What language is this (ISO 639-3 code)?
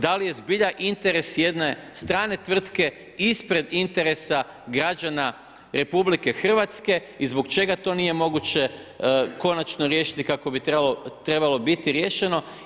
hrv